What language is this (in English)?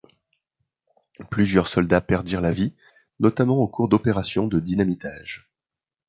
French